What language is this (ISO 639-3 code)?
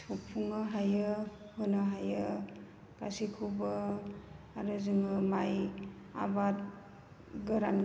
brx